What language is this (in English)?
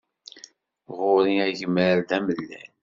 Kabyle